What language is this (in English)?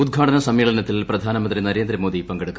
Malayalam